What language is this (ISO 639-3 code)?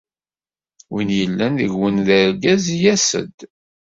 kab